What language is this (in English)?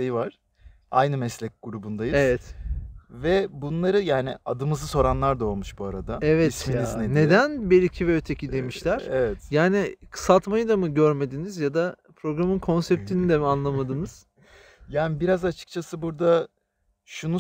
Turkish